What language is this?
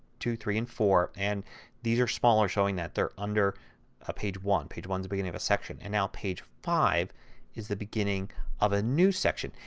English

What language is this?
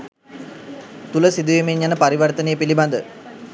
Sinhala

